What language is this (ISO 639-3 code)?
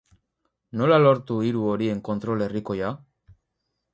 eus